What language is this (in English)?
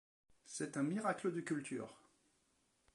French